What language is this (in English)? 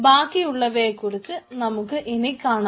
Malayalam